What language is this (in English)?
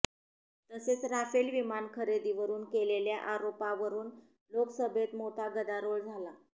Marathi